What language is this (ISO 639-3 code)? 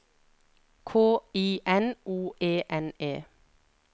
nor